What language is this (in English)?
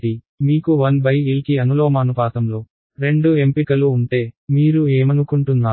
Telugu